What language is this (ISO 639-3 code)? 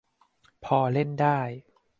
tha